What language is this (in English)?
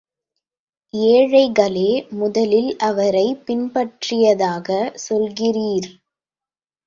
Tamil